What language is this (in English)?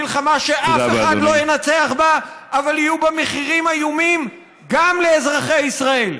Hebrew